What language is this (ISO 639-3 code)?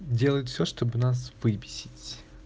rus